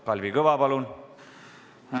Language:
Estonian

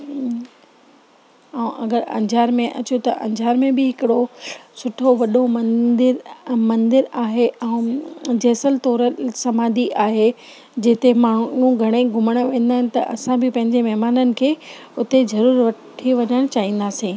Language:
Sindhi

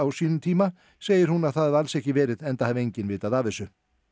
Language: Icelandic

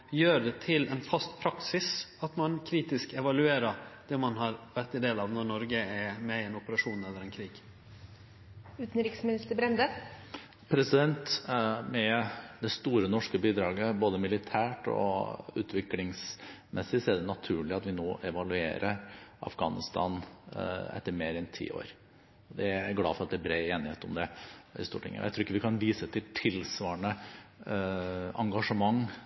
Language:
Norwegian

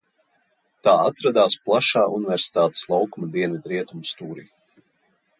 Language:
Latvian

